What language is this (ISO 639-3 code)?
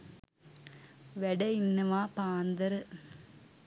sin